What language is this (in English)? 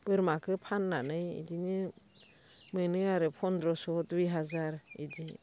Bodo